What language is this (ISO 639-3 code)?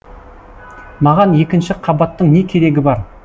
kaz